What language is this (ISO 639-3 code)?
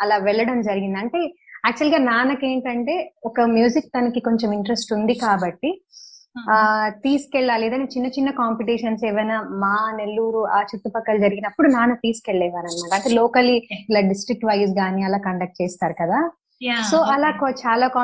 tel